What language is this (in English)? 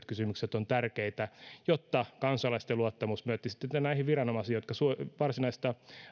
Finnish